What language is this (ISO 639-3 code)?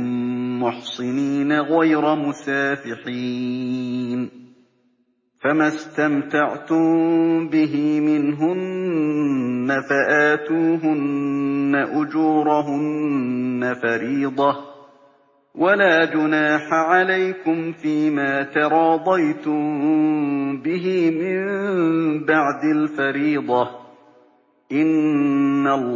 ara